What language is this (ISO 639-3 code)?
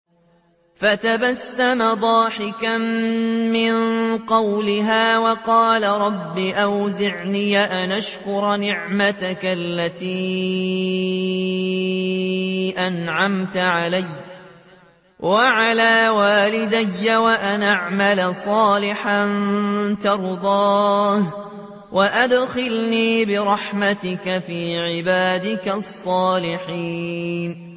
ara